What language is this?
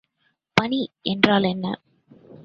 Tamil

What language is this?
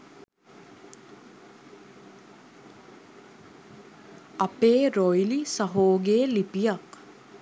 Sinhala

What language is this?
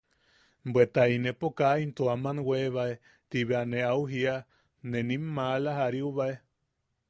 Yaqui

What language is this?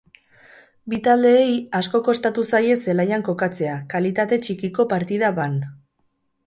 Basque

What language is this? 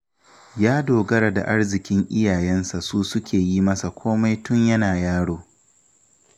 Hausa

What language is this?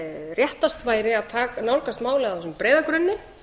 Icelandic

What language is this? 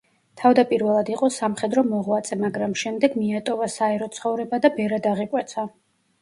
Georgian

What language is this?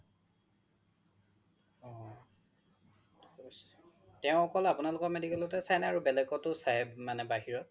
Assamese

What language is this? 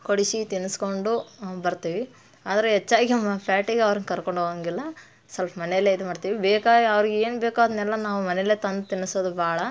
Kannada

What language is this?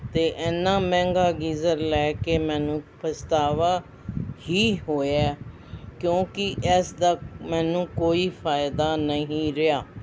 Punjabi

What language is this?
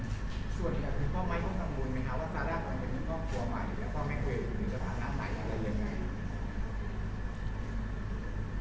Thai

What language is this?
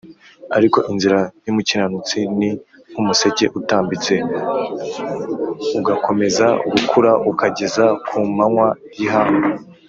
Kinyarwanda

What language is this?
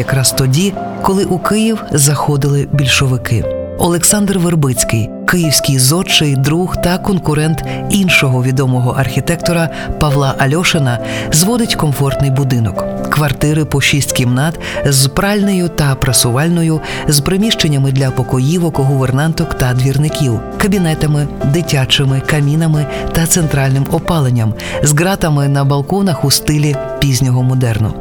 Ukrainian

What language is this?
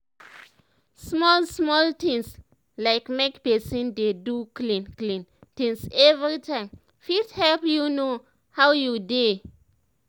Nigerian Pidgin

